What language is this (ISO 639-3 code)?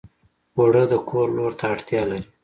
pus